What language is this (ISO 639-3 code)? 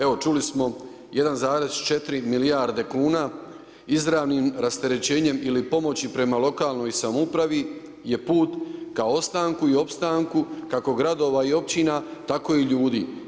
hrv